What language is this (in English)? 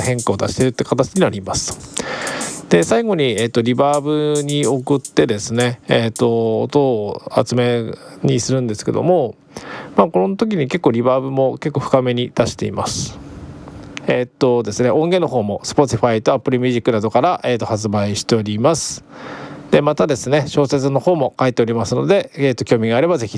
Japanese